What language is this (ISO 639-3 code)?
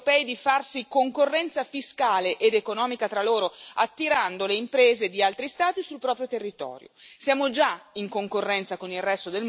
ita